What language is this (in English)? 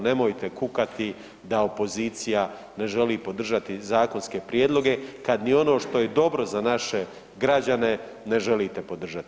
Croatian